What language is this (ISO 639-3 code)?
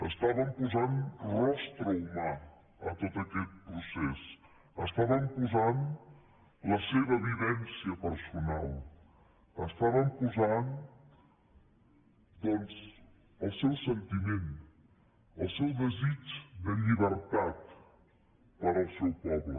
cat